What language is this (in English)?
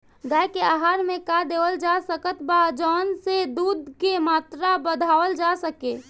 Bhojpuri